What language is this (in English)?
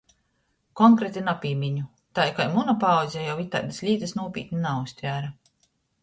Latgalian